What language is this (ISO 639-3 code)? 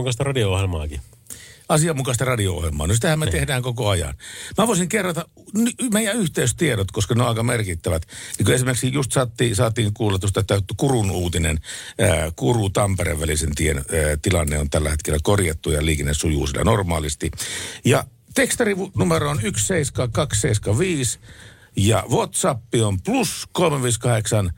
fin